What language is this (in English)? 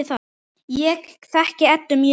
Icelandic